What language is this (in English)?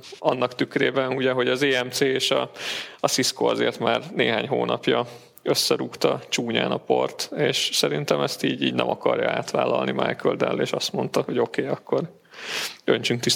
Hungarian